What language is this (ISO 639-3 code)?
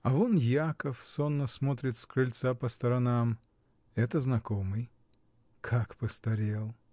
rus